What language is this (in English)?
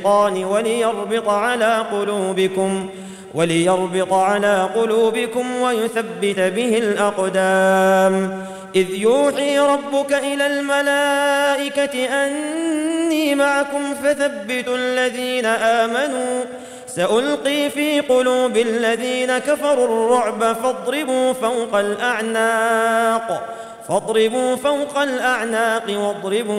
Arabic